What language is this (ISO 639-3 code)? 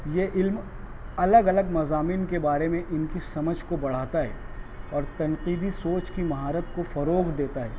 urd